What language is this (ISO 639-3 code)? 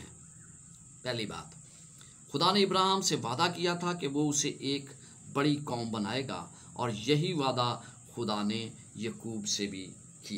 hin